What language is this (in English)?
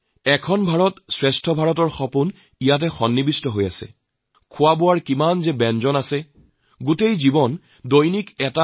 Assamese